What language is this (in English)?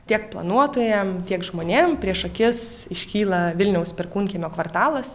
Lithuanian